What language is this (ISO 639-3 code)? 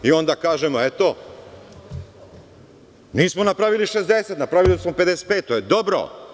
srp